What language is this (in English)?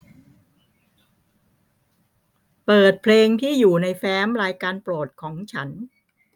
Thai